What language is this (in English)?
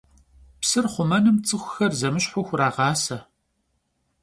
Kabardian